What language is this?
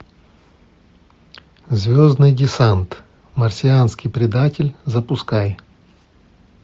Russian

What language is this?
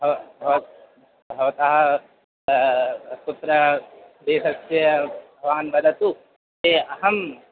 Sanskrit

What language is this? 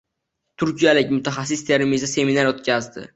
Uzbek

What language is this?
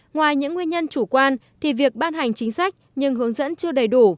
Vietnamese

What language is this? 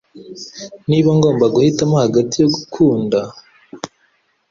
Kinyarwanda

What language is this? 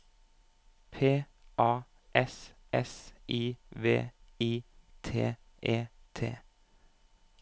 Norwegian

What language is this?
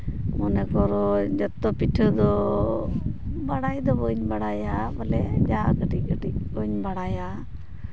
Santali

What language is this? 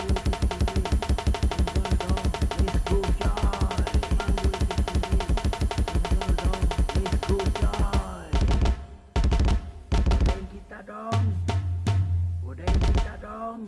Indonesian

